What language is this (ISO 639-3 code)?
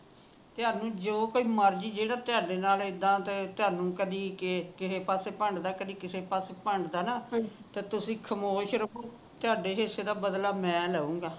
pan